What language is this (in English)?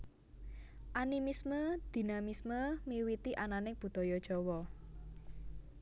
Javanese